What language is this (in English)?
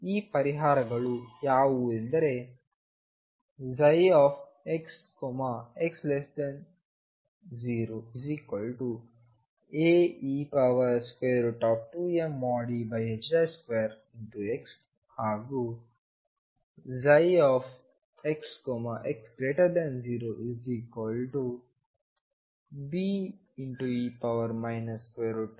Kannada